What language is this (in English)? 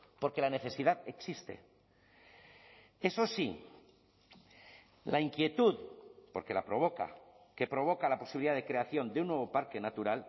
Spanish